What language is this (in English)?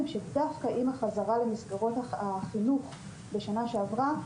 Hebrew